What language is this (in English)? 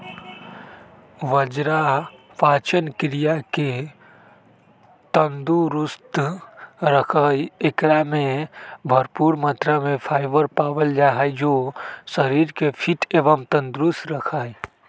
Magahi